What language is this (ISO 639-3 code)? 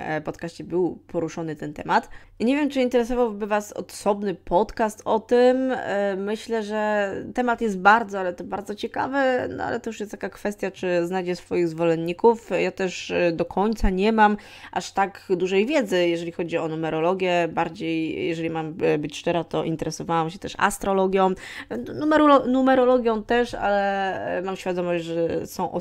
pol